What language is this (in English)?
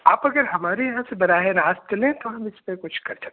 Urdu